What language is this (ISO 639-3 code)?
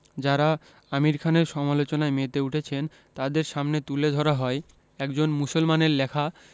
ben